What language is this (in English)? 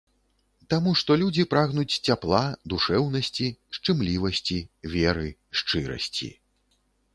Belarusian